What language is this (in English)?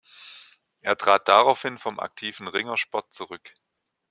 German